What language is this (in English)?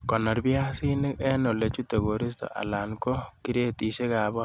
Kalenjin